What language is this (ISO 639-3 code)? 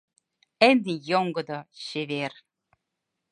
chm